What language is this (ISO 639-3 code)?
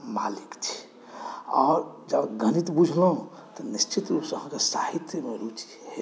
mai